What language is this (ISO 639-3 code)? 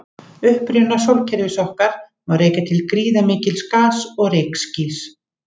isl